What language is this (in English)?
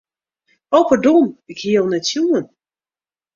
Western Frisian